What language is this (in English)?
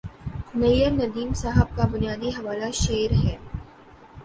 Urdu